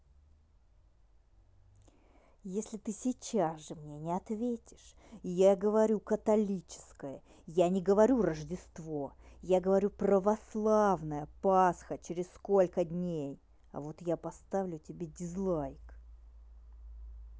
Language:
Russian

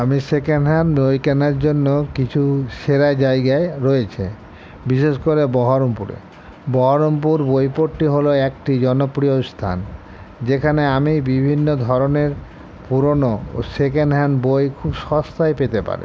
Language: Bangla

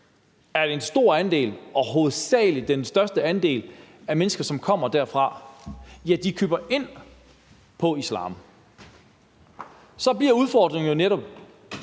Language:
Danish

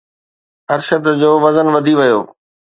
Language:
Sindhi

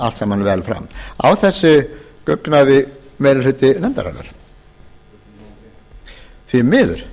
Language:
Icelandic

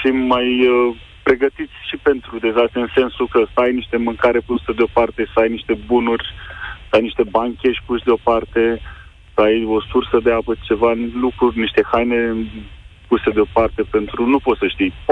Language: Romanian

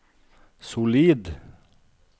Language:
Norwegian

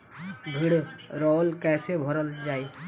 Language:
Bhojpuri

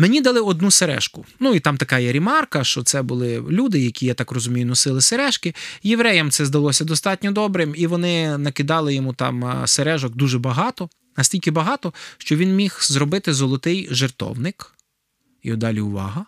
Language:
Ukrainian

